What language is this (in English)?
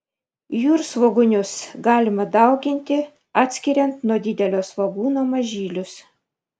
Lithuanian